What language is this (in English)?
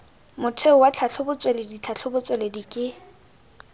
Tswana